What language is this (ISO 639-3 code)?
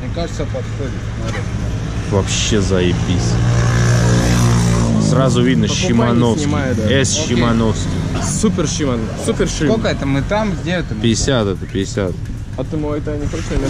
rus